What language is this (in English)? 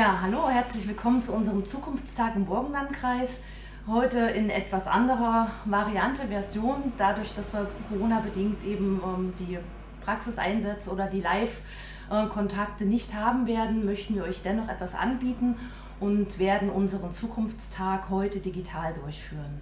German